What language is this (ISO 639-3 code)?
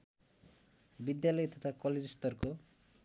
nep